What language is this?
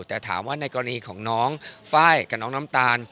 Thai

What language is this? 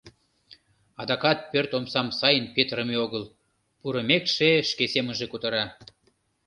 Mari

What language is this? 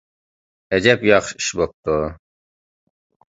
Uyghur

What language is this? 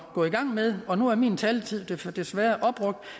Danish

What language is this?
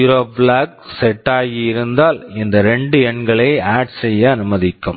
Tamil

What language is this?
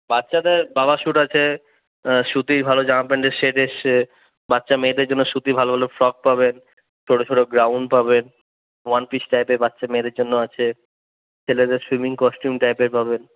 Bangla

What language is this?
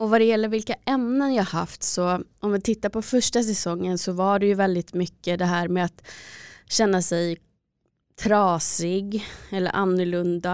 Swedish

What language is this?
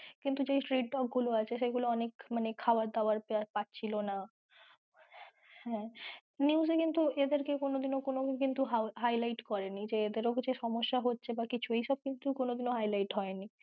Bangla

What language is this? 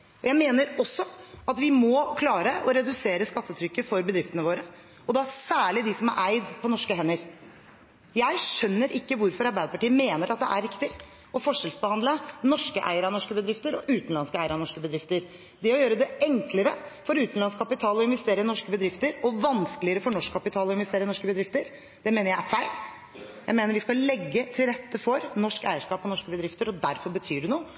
Norwegian Bokmål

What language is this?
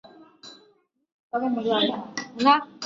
Chinese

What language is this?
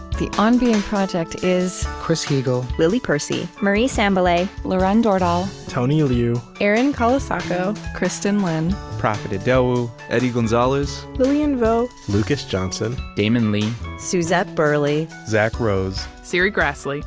English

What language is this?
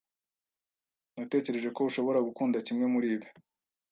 Kinyarwanda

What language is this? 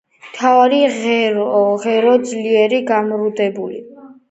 Georgian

